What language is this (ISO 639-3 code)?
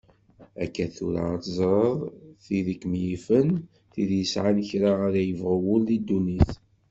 kab